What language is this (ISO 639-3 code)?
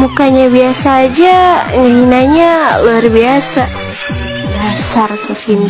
ind